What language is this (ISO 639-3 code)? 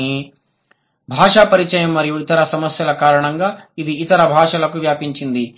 tel